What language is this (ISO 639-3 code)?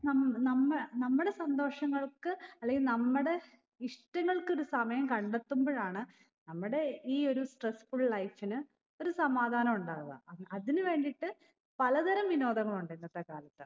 mal